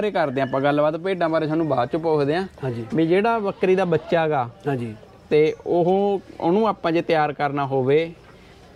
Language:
Punjabi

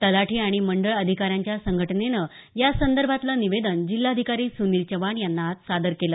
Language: Marathi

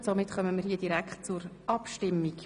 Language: Swiss German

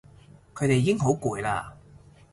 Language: Cantonese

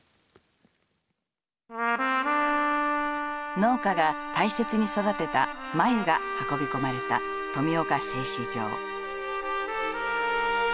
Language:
Japanese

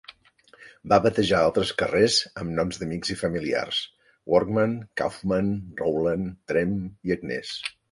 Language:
Catalan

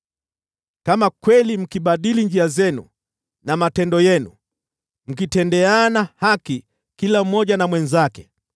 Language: Swahili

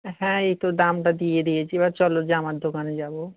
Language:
Bangla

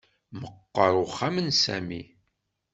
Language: Kabyle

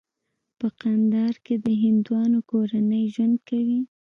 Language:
Pashto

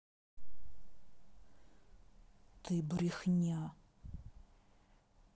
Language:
Russian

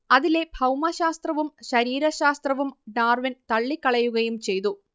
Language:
Malayalam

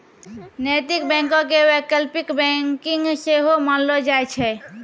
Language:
Maithili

